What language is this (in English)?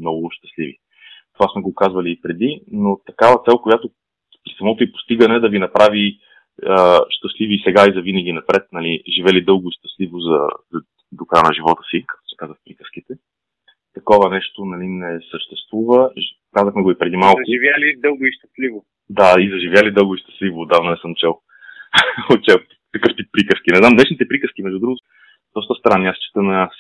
Bulgarian